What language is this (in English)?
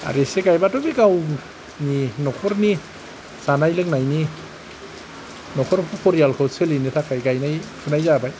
Bodo